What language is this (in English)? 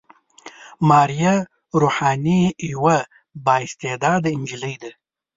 Pashto